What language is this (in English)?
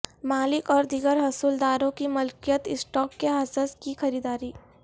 Urdu